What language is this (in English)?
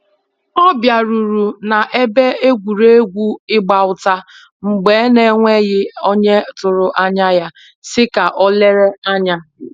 Igbo